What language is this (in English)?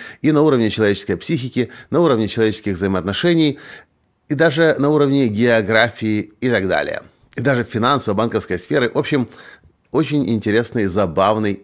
Russian